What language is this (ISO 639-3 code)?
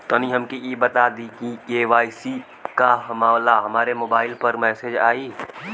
bho